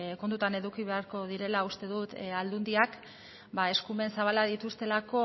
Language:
Basque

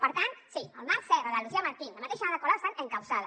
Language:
Catalan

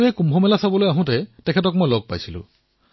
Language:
Assamese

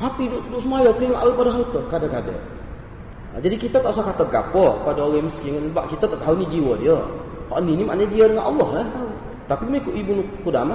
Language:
Malay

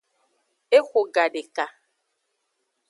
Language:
Aja (Benin)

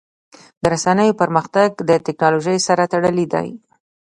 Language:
Pashto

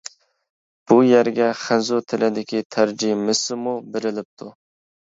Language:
Uyghur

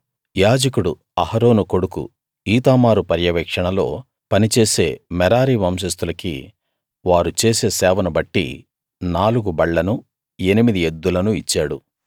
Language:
Telugu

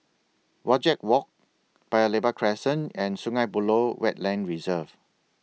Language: English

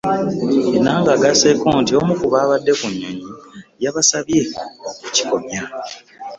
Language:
Ganda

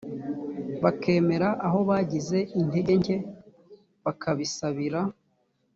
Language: Kinyarwanda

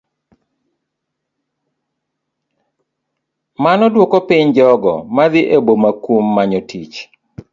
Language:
Luo (Kenya and Tanzania)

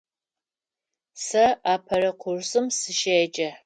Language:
Adyghe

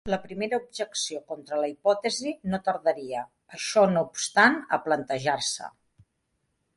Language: Catalan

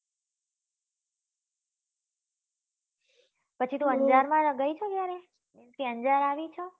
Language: Gujarati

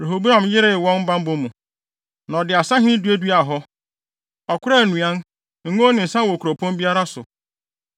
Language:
Akan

